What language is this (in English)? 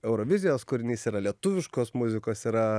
Lithuanian